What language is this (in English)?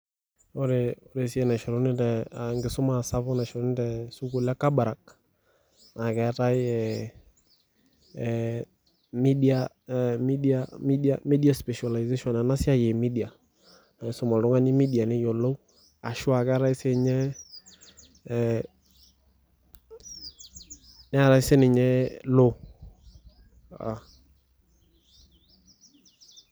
Masai